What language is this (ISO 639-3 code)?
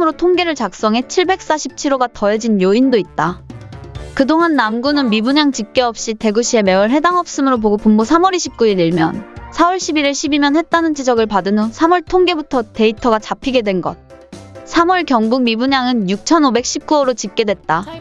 kor